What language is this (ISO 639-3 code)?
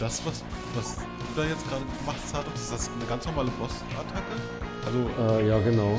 deu